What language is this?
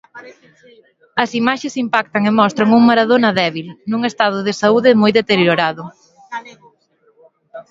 Galician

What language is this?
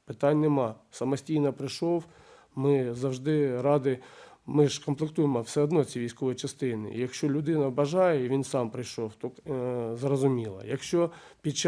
Ukrainian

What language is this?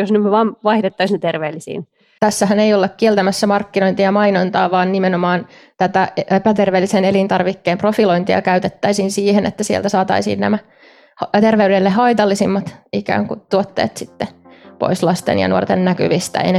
Finnish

